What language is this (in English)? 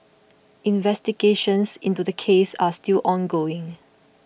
English